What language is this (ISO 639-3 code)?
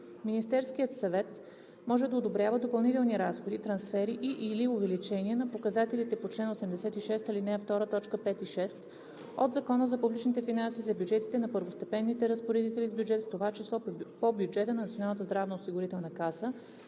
bul